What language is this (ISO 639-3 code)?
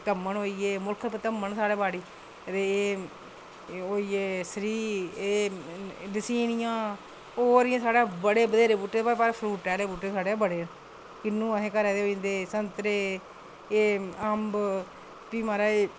doi